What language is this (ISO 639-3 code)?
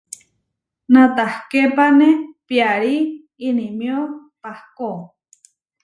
var